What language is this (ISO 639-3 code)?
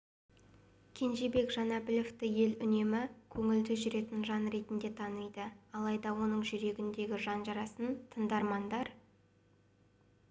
kaz